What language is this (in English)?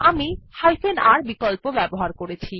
Bangla